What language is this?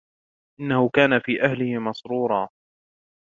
Arabic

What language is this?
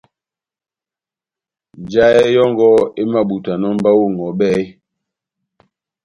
Batanga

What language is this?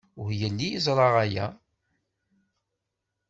Kabyle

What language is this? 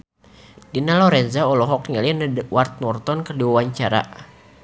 Sundanese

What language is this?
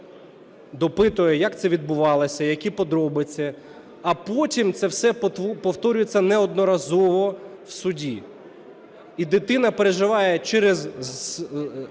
Ukrainian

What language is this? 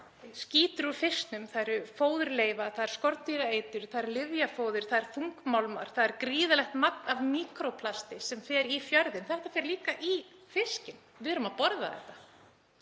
Icelandic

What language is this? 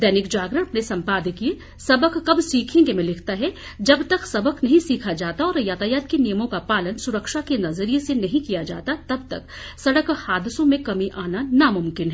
Hindi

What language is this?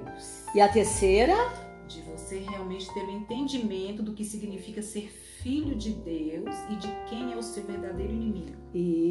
Portuguese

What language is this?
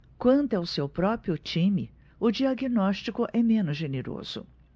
Portuguese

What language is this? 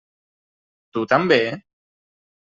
Catalan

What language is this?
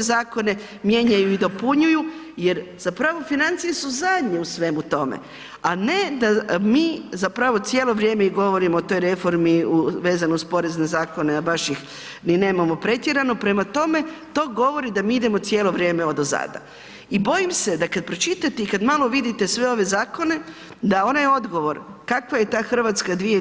Croatian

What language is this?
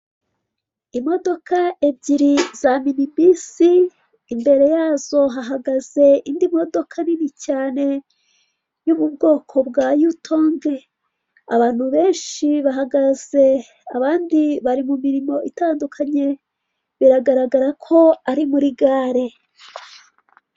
Kinyarwanda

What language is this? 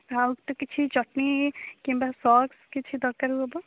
Odia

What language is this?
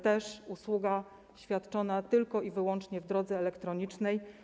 Polish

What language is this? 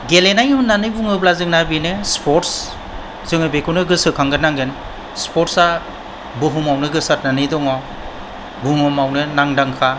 Bodo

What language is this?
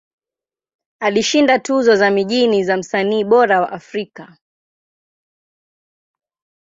Swahili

